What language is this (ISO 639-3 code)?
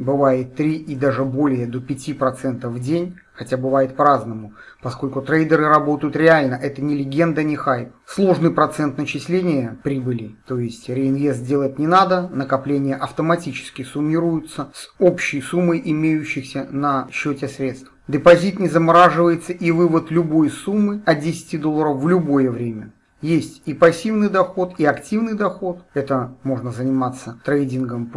rus